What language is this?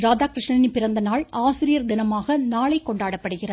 Tamil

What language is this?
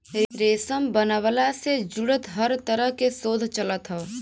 Bhojpuri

